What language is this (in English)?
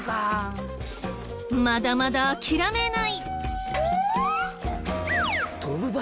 Japanese